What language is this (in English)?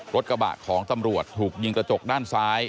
Thai